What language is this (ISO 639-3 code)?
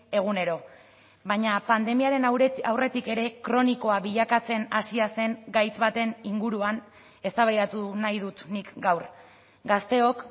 eus